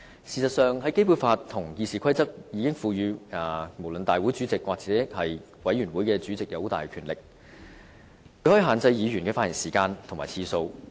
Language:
Cantonese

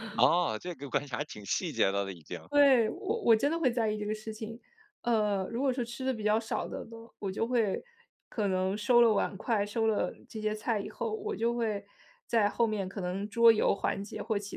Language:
Chinese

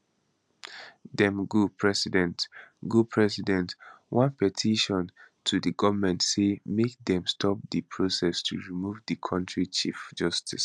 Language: Nigerian Pidgin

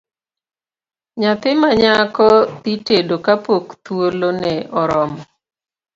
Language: Luo (Kenya and Tanzania)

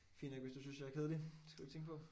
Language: Danish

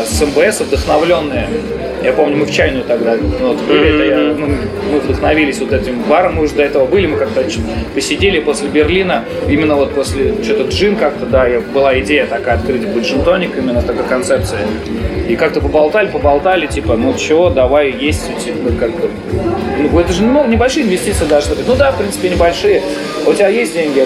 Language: Russian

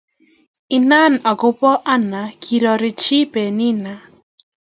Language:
Kalenjin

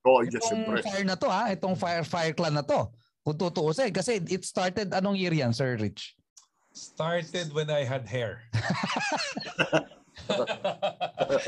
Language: Filipino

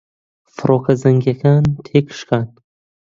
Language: Central Kurdish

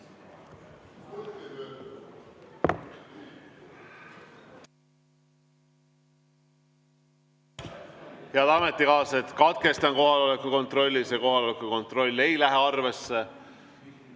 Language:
Estonian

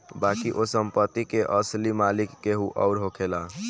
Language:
Bhojpuri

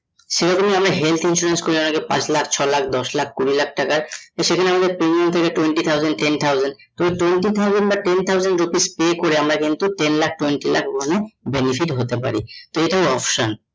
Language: Bangla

